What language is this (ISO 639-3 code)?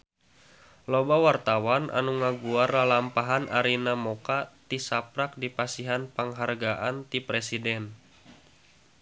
sun